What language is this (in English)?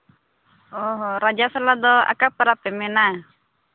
Santali